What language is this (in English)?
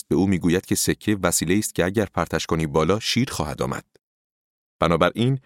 Persian